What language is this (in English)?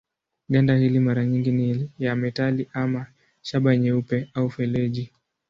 Swahili